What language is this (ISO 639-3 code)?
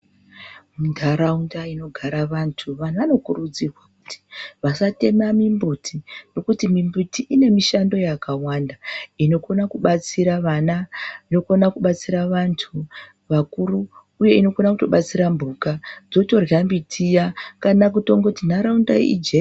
ndc